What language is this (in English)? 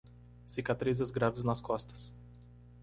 Portuguese